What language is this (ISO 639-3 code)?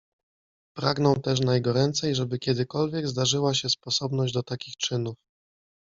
pol